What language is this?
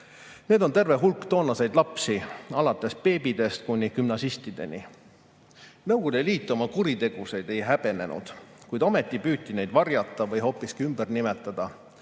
Estonian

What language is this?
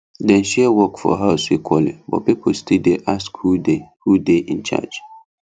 Nigerian Pidgin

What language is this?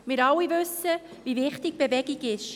Swiss German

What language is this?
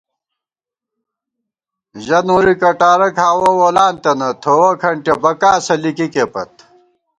Gawar-Bati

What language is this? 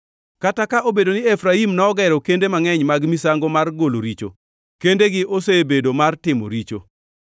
Luo (Kenya and Tanzania)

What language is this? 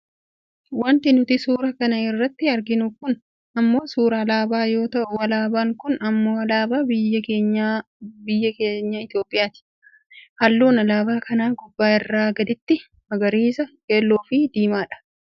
Oromo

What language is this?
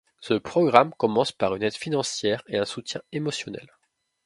French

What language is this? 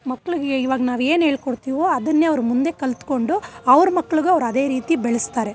Kannada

